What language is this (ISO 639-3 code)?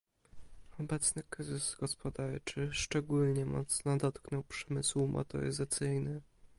pol